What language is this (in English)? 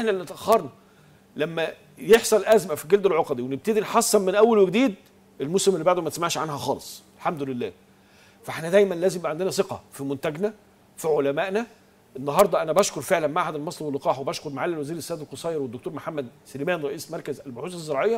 Arabic